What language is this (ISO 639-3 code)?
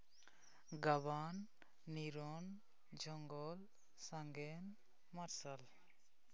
sat